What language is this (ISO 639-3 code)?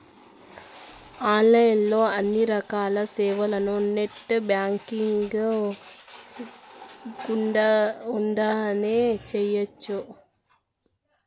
tel